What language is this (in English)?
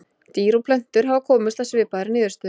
Icelandic